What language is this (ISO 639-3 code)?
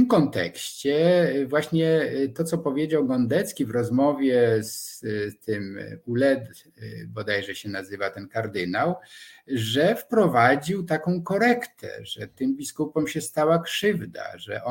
pol